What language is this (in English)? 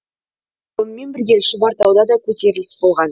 Kazakh